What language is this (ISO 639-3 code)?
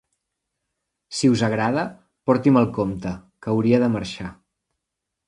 cat